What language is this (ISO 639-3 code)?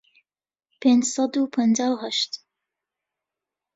ckb